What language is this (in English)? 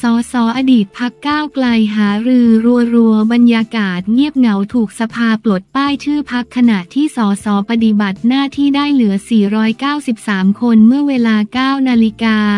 Thai